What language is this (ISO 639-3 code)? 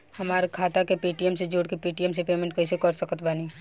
bho